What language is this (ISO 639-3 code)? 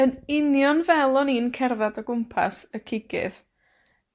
cym